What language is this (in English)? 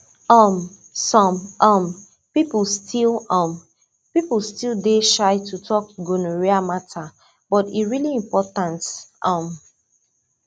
Nigerian Pidgin